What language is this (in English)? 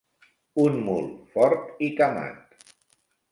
Catalan